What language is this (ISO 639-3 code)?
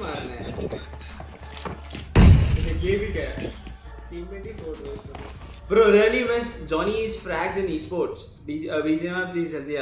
hin